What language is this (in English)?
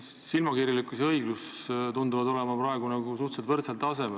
Estonian